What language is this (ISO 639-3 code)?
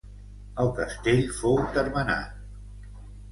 cat